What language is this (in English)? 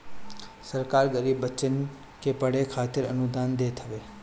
Bhojpuri